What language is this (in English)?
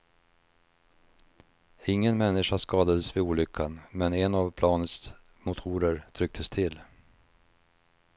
Swedish